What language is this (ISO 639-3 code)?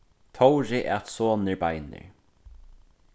fao